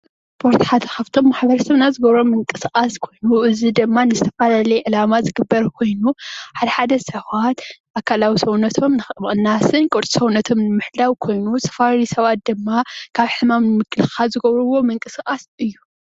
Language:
Tigrinya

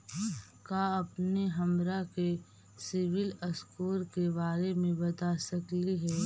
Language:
Magahi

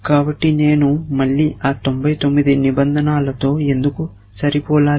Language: Telugu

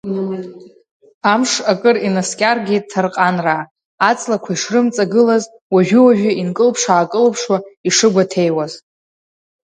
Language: Abkhazian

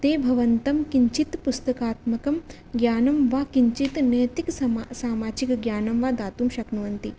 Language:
Sanskrit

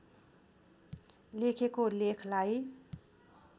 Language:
Nepali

